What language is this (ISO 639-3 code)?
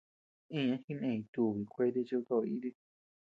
cux